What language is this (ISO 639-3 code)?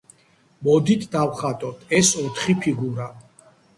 kat